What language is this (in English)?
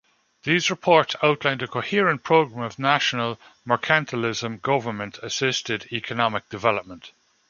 English